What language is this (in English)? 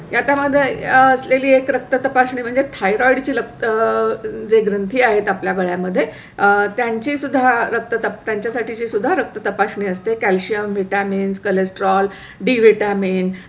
Marathi